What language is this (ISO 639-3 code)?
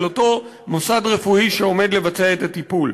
heb